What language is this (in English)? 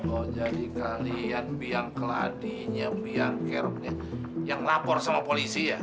Indonesian